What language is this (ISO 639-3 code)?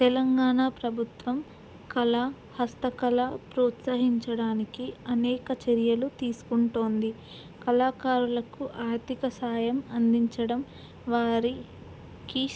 tel